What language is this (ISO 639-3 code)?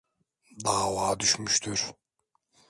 tur